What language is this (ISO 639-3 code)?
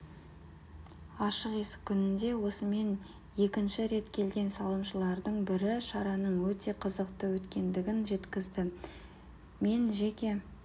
kaz